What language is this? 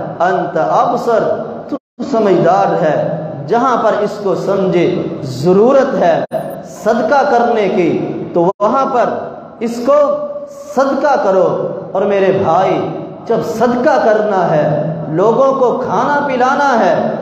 Arabic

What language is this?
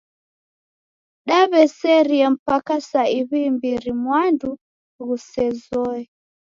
Taita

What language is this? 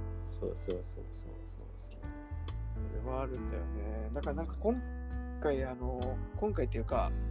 Japanese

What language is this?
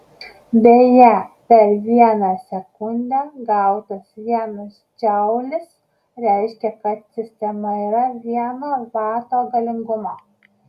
Lithuanian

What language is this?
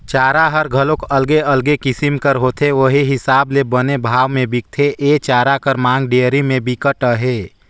Chhattisgarhi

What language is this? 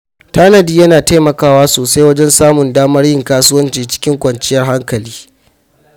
Hausa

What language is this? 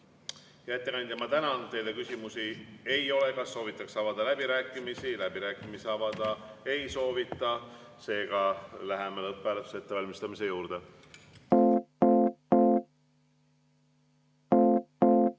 Estonian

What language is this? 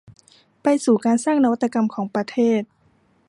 Thai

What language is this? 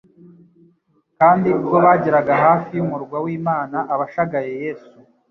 Kinyarwanda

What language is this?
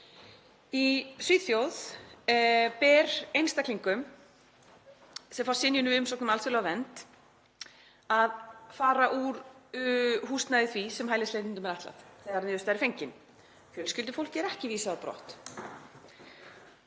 Icelandic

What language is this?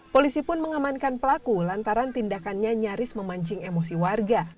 Indonesian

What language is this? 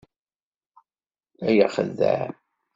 Kabyle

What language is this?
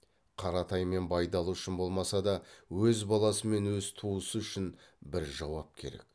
Kazakh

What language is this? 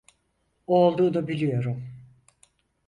Turkish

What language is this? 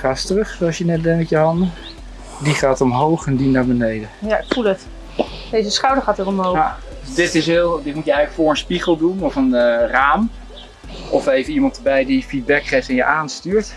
Dutch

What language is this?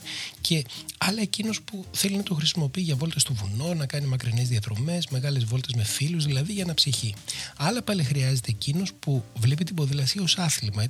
Greek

